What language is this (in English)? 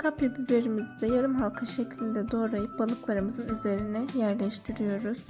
Turkish